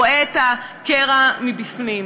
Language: Hebrew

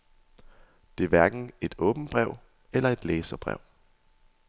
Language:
Danish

